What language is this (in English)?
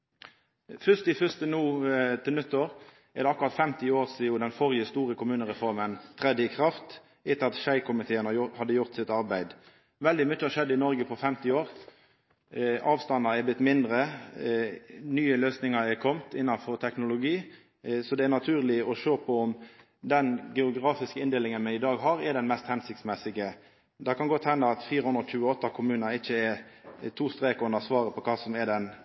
Norwegian Nynorsk